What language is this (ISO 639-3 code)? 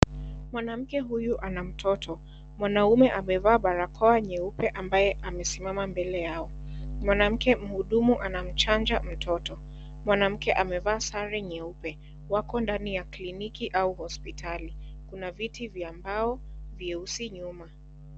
swa